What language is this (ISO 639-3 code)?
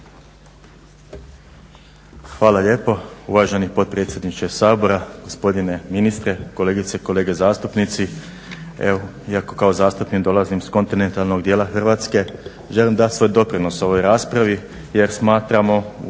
hrv